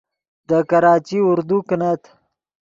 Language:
Yidgha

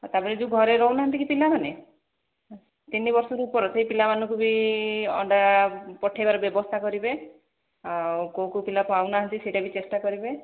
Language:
Odia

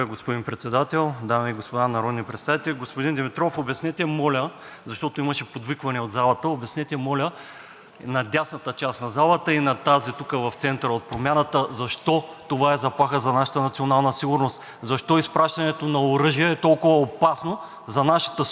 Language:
Bulgarian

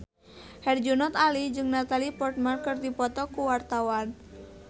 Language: Sundanese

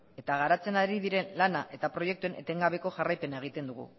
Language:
Basque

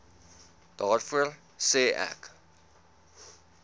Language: Afrikaans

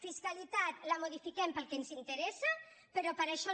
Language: Catalan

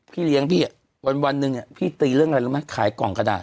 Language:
Thai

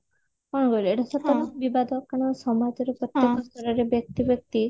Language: Odia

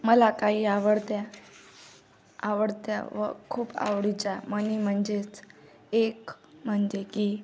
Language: Marathi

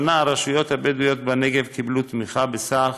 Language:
Hebrew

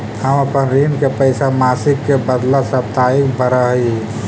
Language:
Magahi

